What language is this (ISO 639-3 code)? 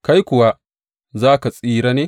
hau